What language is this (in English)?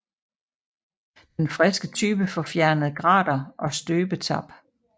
Danish